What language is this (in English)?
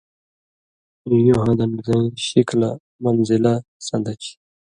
Indus Kohistani